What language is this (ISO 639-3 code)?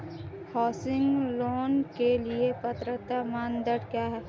hin